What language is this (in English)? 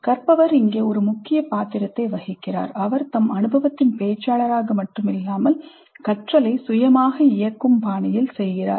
Tamil